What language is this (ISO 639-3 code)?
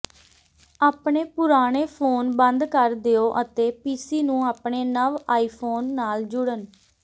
pan